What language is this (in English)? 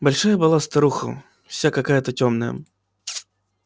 Russian